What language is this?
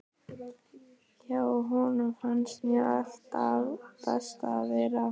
Icelandic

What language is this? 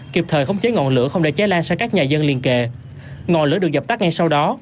Vietnamese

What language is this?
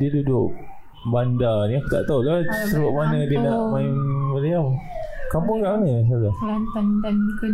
Malay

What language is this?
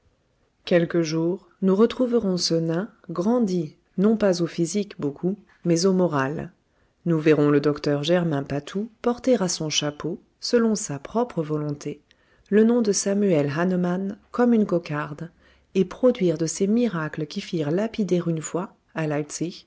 French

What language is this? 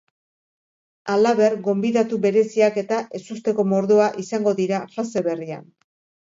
Basque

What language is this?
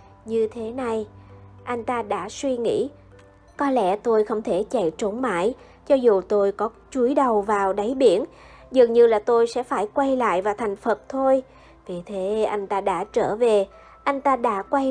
Vietnamese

